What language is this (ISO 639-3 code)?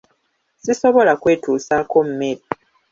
lug